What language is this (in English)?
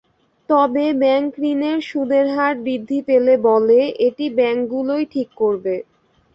Bangla